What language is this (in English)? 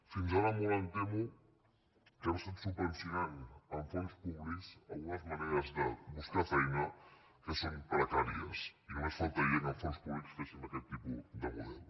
Catalan